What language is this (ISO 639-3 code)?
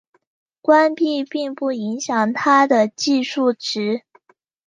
zho